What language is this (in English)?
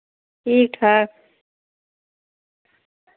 Dogri